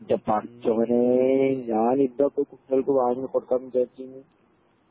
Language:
Malayalam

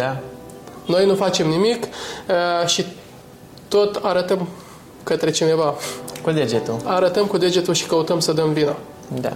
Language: Romanian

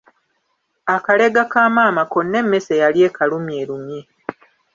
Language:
Ganda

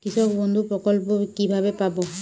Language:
Bangla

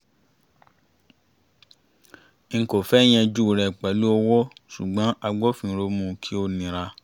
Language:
Yoruba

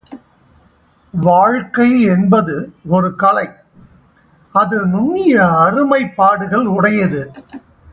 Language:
Tamil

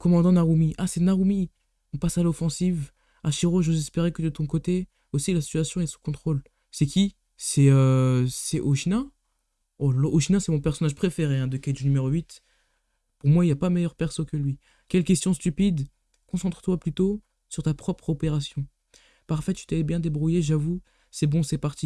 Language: French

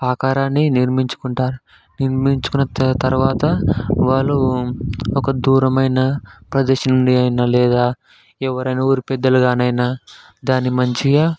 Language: Telugu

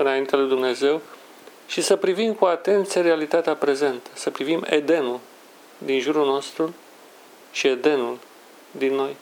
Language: Romanian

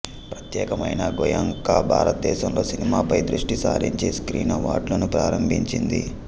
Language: Telugu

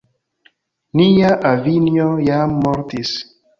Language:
Esperanto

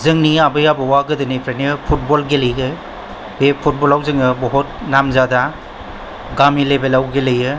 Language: Bodo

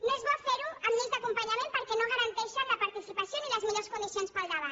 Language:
Catalan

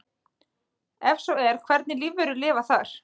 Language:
Icelandic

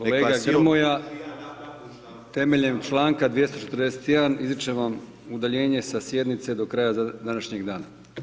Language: Croatian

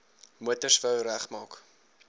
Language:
Afrikaans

